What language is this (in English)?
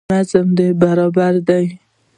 Pashto